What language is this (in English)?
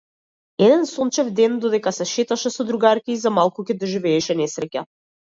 Macedonian